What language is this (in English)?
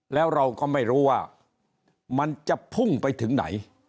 Thai